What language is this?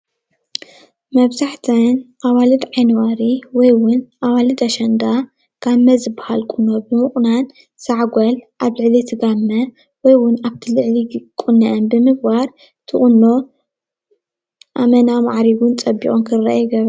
Tigrinya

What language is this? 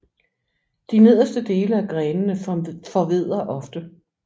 Danish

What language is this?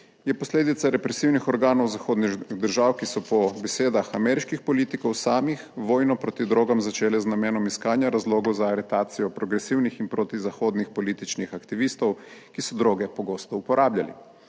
Slovenian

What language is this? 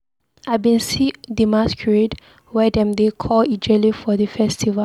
Nigerian Pidgin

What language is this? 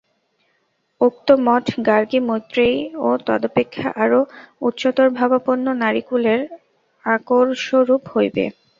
Bangla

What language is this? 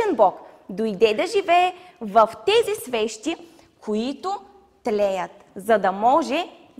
Bulgarian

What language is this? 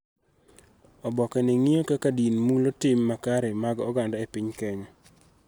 Luo (Kenya and Tanzania)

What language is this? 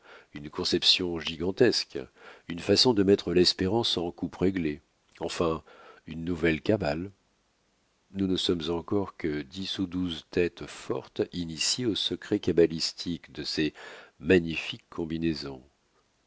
French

